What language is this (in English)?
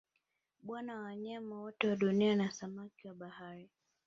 Swahili